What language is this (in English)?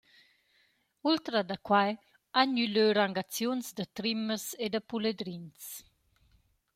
Romansh